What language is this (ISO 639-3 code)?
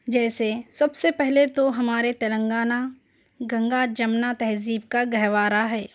urd